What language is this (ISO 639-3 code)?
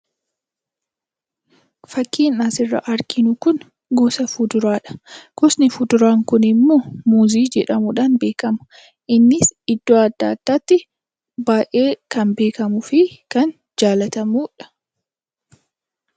orm